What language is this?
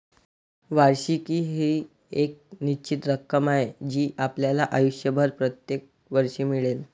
Marathi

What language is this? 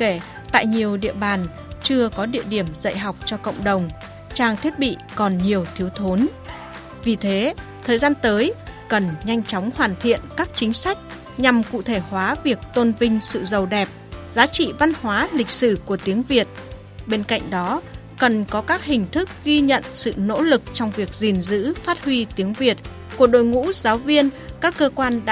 Vietnamese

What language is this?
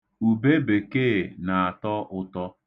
Igbo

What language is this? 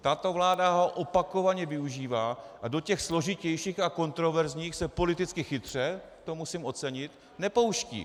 Czech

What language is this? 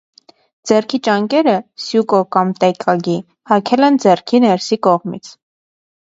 Armenian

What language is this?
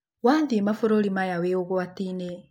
Kikuyu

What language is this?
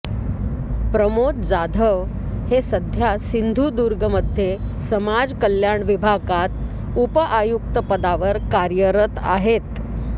Marathi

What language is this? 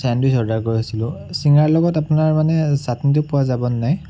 Assamese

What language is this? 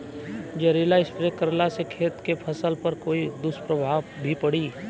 Bhojpuri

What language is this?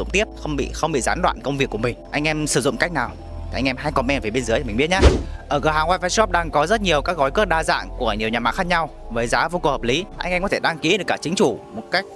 Vietnamese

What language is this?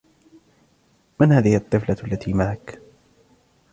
Arabic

